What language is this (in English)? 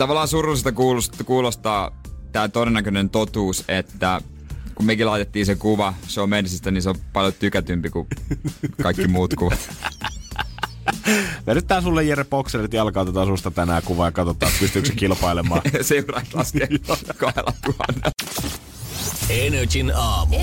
Finnish